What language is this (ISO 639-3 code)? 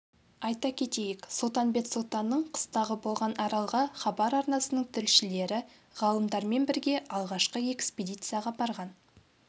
kaz